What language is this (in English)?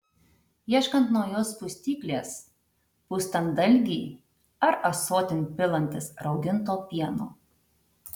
Lithuanian